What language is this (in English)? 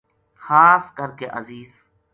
Gujari